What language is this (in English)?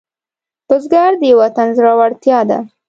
Pashto